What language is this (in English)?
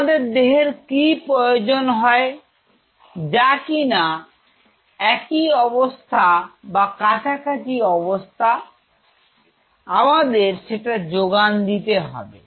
Bangla